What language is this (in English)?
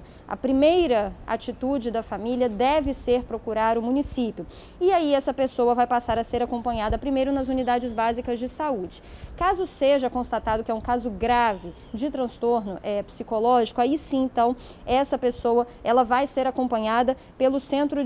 Portuguese